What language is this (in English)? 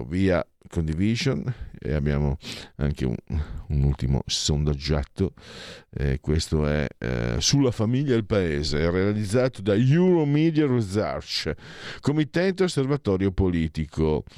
Italian